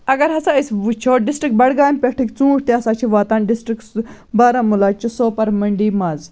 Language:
Kashmiri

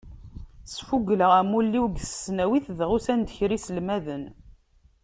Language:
Kabyle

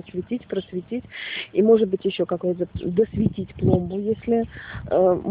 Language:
Russian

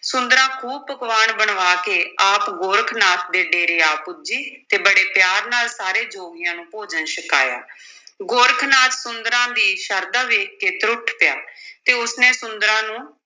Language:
Punjabi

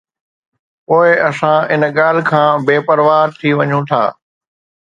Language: Sindhi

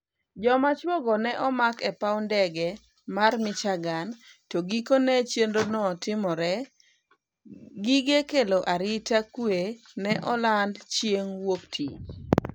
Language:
Luo (Kenya and Tanzania)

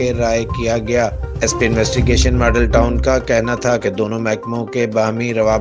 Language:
Urdu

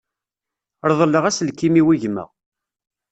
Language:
Kabyle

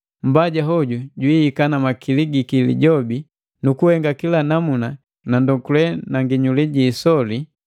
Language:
Matengo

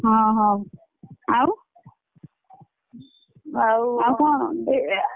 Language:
Odia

